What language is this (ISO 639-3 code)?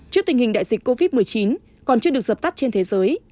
vie